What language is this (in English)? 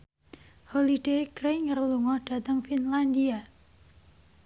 Javanese